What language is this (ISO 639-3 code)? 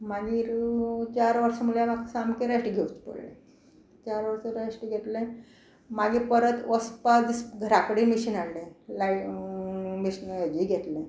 kok